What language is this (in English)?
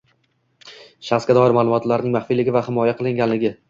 Uzbek